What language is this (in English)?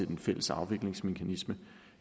Danish